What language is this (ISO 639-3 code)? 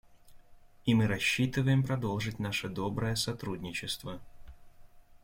rus